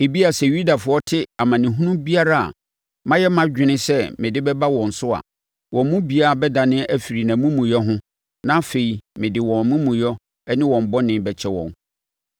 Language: Akan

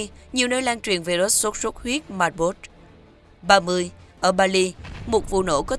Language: Vietnamese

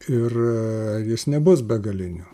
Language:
Lithuanian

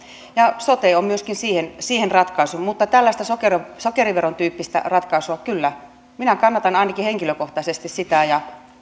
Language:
Finnish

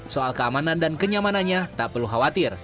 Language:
Indonesian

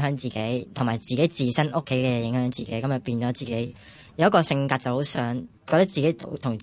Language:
Chinese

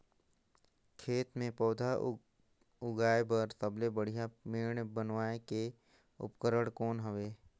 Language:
Chhattisgarhi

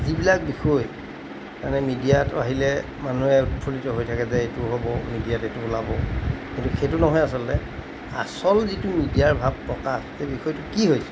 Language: Assamese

